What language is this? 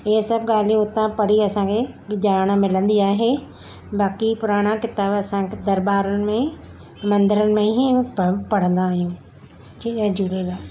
Sindhi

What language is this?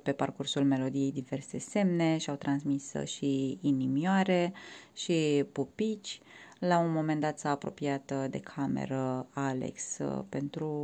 Romanian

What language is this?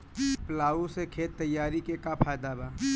Bhojpuri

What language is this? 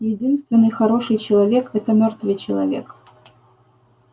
Russian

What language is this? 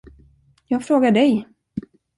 Swedish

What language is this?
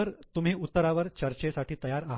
Marathi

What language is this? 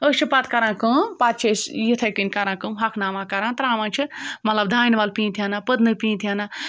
Kashmiri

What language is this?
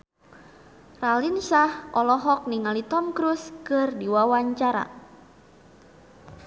Sundanese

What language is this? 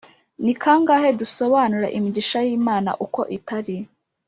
Kinyarwanda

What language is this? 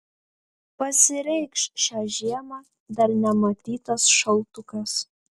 Lithuanian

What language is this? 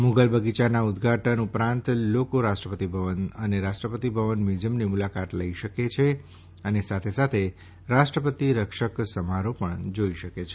Gujarati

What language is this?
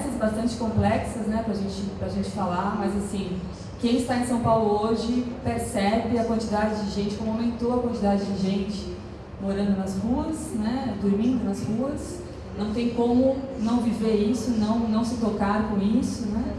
Portuguese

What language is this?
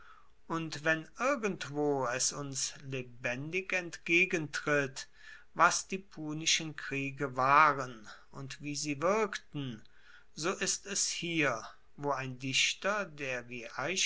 German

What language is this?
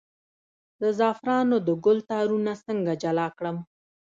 Pashto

